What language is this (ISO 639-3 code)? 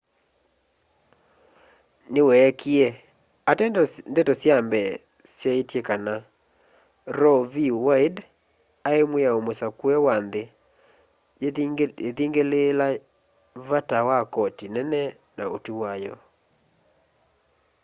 kam